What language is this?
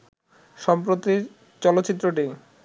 Bangla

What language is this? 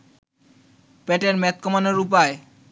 Bangla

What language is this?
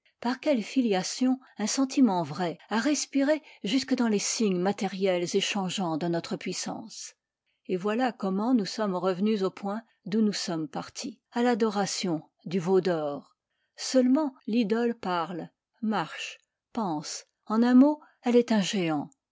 French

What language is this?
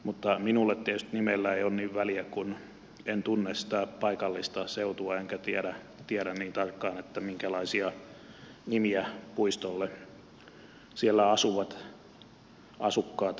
Finnish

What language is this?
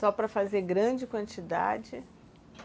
Portuguese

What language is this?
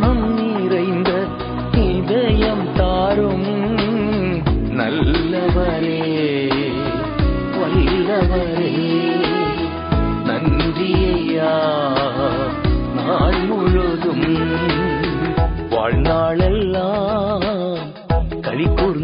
Urdu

